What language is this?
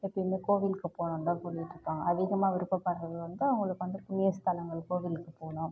Tamil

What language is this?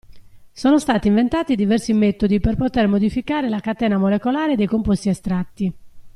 Italian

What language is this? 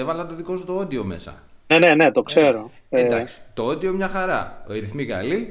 Greek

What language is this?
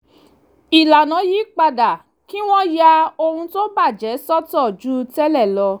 Yoruba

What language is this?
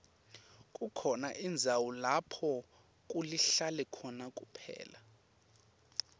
Swati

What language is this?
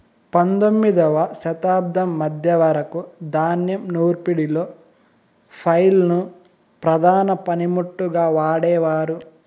Telugu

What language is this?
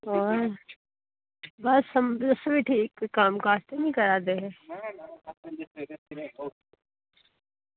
Dogri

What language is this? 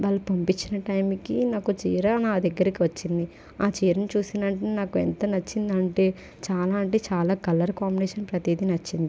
Telugu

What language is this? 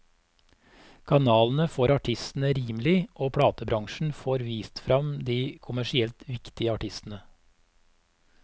Norwegian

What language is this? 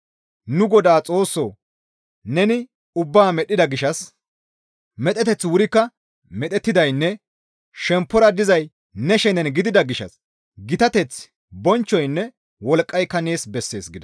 Gamo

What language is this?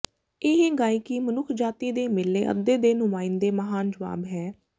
Punjabi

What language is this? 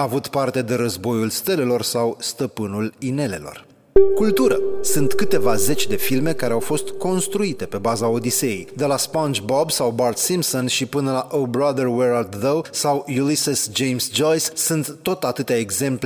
Romanian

